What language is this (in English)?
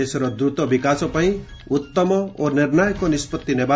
Odia